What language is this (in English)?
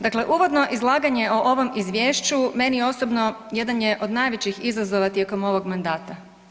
Croatian